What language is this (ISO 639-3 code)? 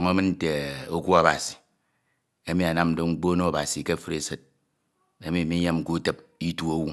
itw